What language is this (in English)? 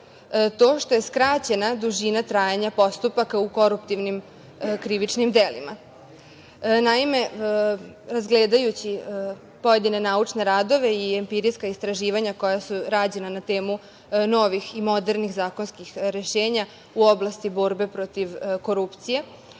Serbian